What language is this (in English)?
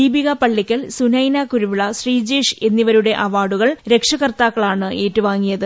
Malayalam